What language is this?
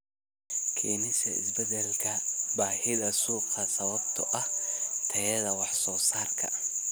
Somali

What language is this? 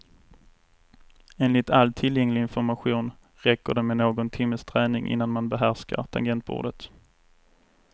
Swedish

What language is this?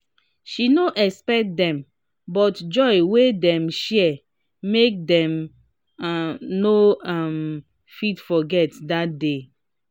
Nigerian Pidgin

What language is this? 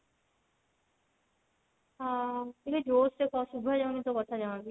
Odia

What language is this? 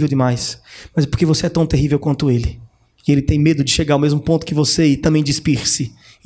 Portuguese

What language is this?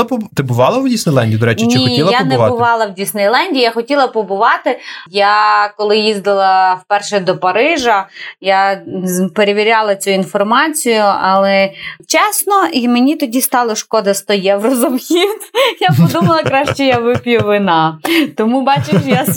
Ukrainian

